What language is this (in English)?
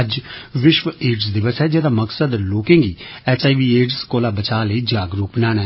Dogri